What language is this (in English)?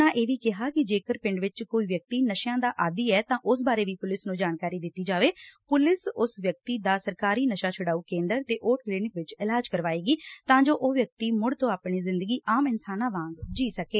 Punjabi